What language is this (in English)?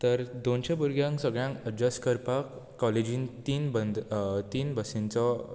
Konkani